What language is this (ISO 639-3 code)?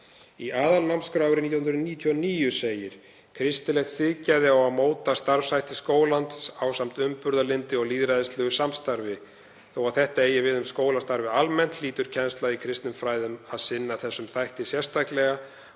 isl